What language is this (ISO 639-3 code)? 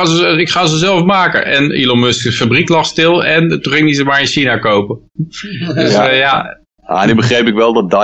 nld